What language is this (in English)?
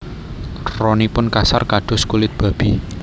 Javanese